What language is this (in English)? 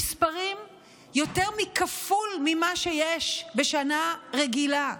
Hebrew